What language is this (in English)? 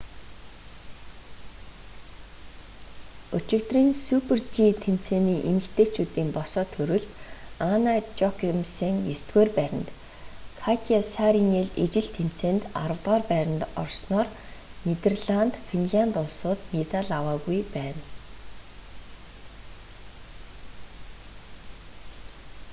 Mongolian